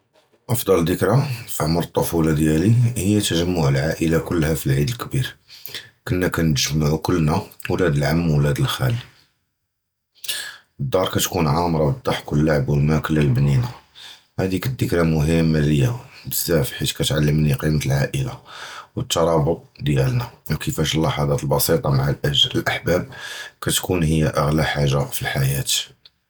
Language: Judeo-Arabic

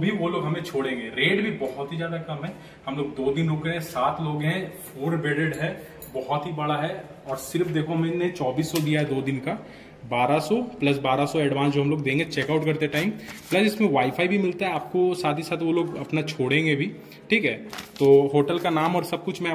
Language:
Hindi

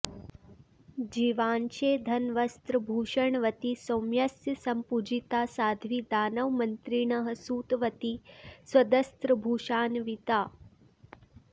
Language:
Sanskrit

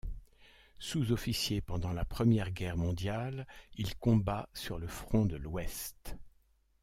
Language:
French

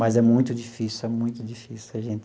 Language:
Portuguese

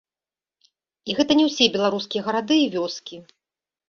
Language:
Belarusian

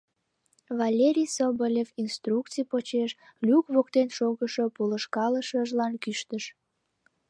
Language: Mari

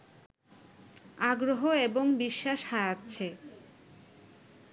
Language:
Bangla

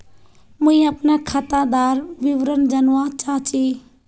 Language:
Magahi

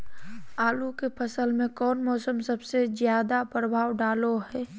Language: Magahi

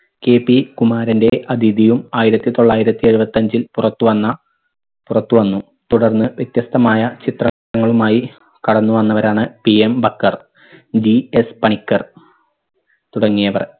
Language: Malayalam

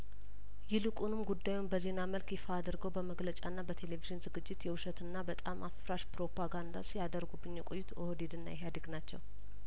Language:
Amharic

